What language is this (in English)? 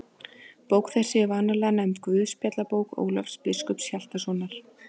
Icelandic